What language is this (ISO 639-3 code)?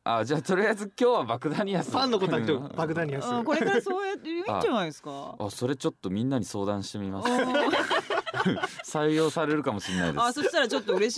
jpn